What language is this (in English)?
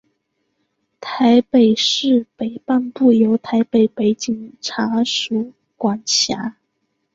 Chinese